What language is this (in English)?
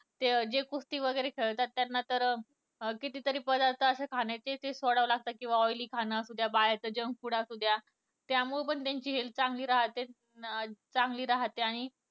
Marathi